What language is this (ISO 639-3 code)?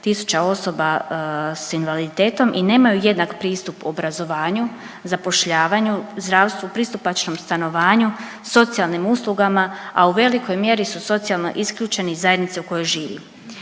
hrv